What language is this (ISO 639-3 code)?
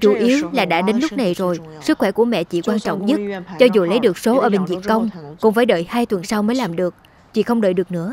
vie